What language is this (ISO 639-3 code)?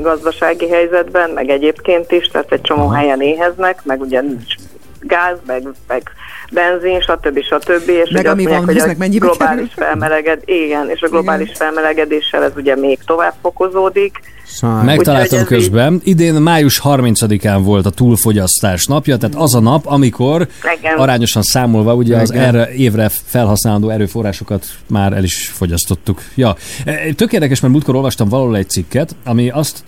hun